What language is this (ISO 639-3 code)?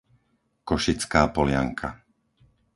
slk